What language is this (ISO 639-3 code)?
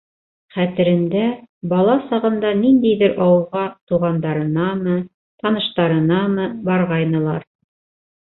bak